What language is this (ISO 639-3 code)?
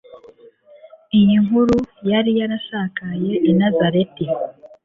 kin